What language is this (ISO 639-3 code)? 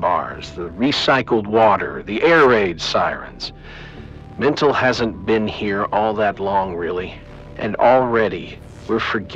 eng